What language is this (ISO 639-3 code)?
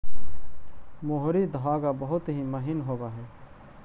mag